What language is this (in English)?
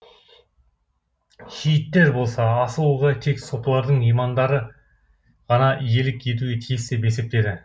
Kazakh